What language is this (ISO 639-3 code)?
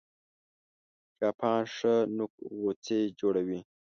pus